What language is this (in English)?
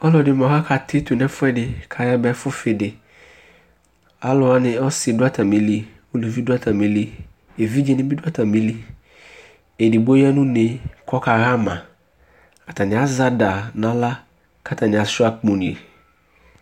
Ikposo